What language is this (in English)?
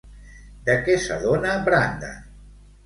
Catalan